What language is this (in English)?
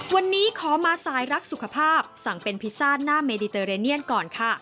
Thai